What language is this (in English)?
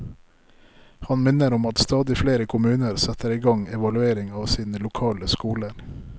Norwegian